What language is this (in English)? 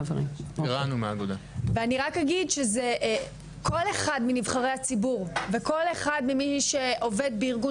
Hebrew